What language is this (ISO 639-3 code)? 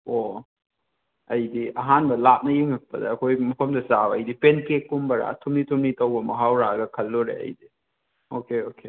mni